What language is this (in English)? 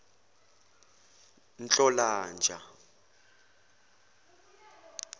Zulu